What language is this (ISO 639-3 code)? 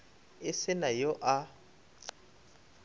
nso